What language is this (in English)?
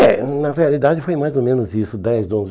Portuguese